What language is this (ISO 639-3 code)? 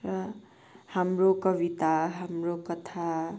nep